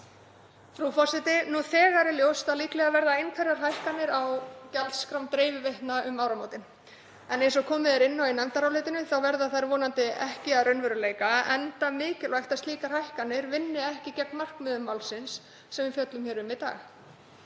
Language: Icelandic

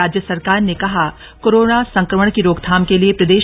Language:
Hindi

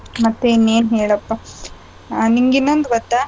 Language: Kannada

